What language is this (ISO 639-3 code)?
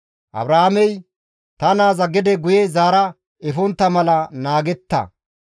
gmv